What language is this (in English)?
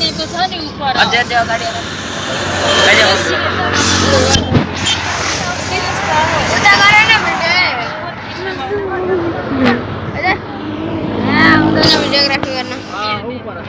Romanian